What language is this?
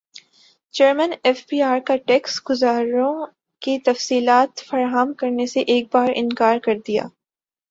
Urdu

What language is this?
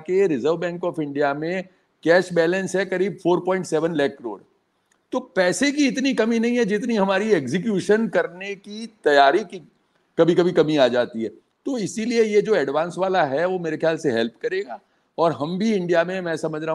Hindi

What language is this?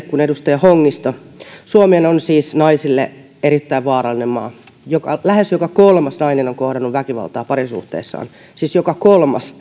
Finnish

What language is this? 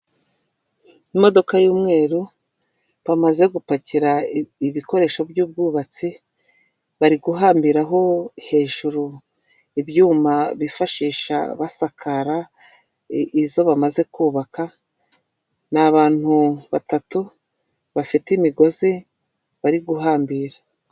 Kinyarwanda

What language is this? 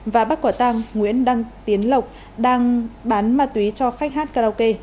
Vietnamese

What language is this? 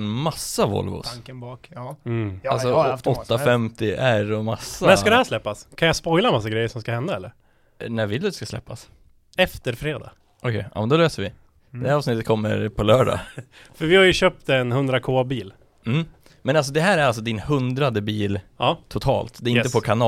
Swedish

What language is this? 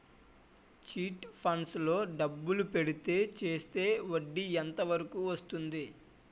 Telugu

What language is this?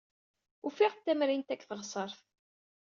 Kabyle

